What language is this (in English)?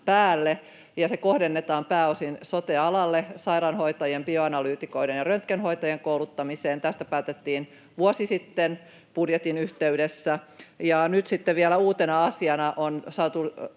Finnish